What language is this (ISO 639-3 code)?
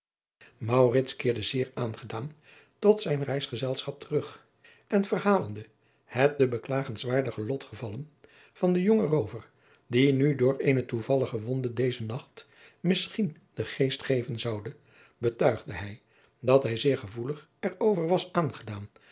nld